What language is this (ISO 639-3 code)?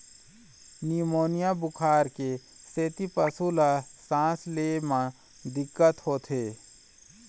hne